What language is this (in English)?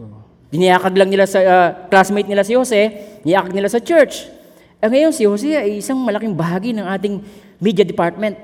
Filipino